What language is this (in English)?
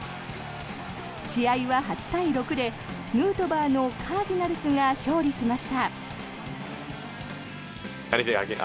Japanese